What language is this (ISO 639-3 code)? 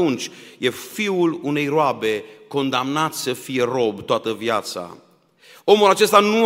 ron